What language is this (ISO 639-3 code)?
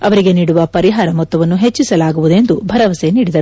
kan